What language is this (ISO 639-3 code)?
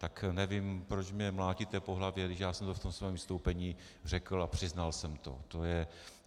ces